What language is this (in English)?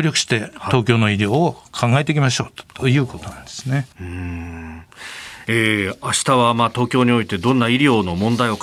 Japanese